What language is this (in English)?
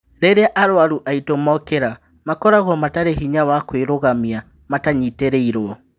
Kikuyu